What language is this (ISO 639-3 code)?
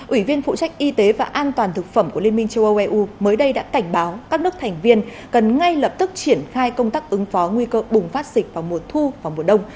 vie